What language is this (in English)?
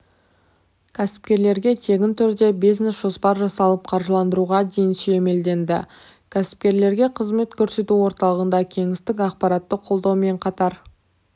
Kazakh